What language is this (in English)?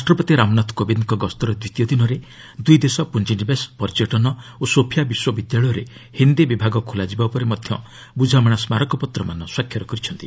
Odia